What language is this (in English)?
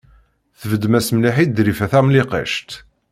Kabyle